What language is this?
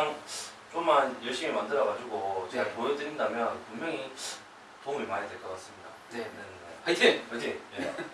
Korean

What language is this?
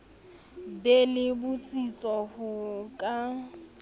Southern Sotho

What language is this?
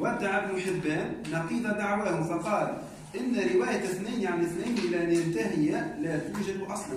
Arabic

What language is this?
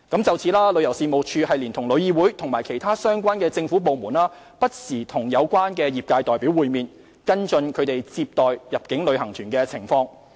Cantonese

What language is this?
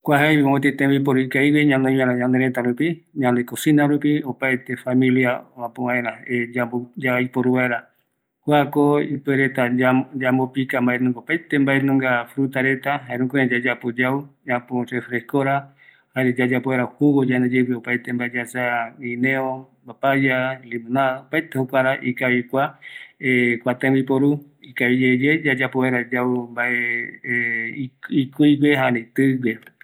Eastern Bolivian Guaraní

